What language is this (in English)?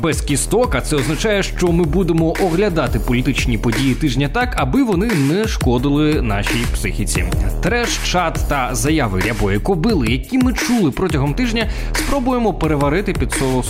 Ukrainian